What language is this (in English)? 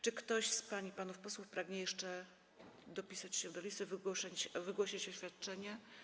Polish